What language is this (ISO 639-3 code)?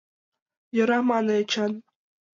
chm